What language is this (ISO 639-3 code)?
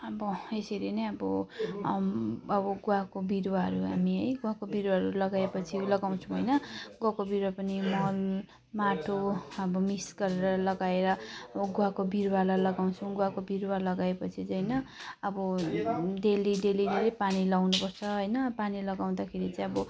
nep